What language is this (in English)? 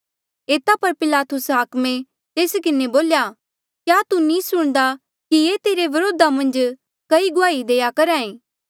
Mandeali